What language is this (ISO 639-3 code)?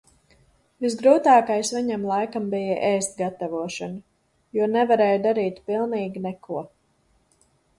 lav